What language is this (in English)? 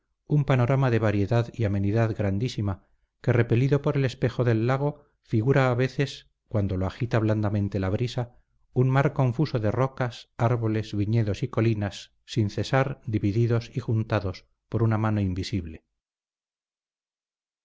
Spanish